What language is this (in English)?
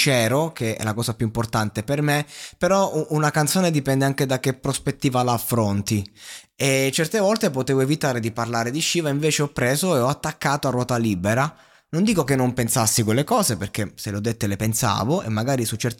Italian